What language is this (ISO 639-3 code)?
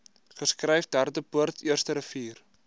afr